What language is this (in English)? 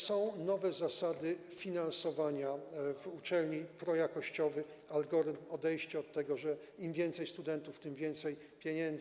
Polish